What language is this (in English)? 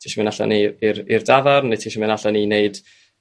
Welsh